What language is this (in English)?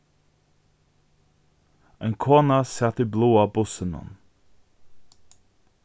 Faroese